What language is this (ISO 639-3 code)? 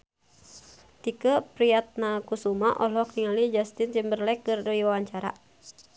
sun